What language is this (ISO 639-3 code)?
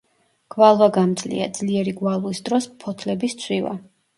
kat